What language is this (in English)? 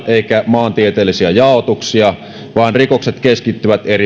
Finnish